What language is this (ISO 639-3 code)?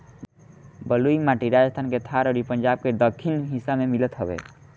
bho